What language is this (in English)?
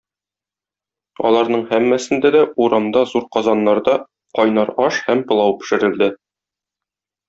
Tatar